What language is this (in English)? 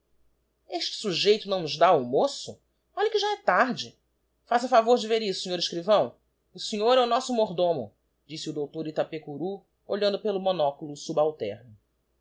Portuguese